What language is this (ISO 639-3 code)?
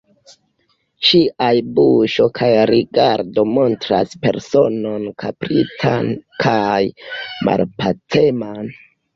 epo